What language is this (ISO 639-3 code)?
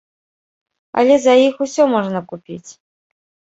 bel